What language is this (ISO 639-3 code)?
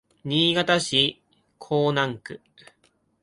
jpn